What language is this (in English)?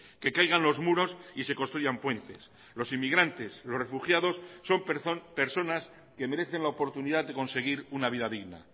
Spanish